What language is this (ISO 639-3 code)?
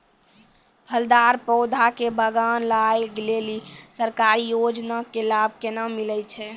mai